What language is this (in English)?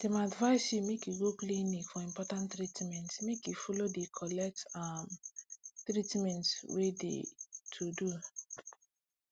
Nigerian Pidgin